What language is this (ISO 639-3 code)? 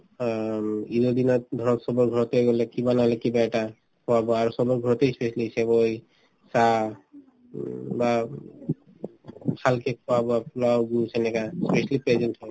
asm